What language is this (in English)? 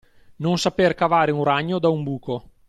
Italian